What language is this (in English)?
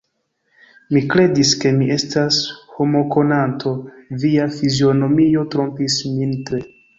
Esperanto